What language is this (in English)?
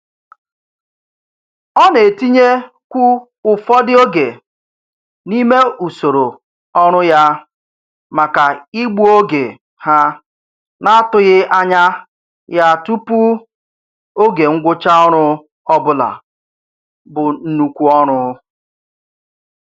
Igbo